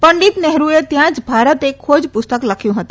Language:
Gujarati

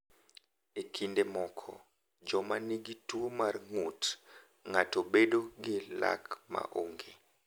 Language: Luo (Kenya and Tanzania)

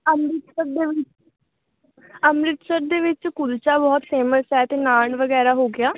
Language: Punjabi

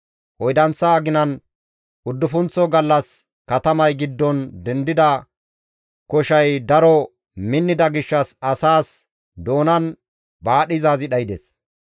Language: Gamo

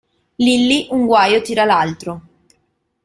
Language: Italian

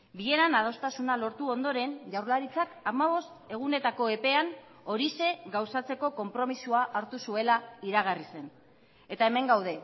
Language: Basque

